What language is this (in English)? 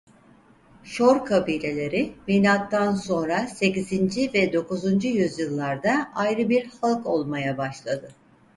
Turkish